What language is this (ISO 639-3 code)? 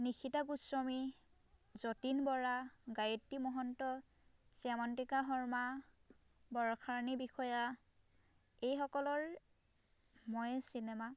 asm